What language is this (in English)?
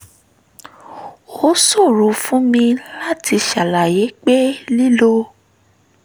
Yoruba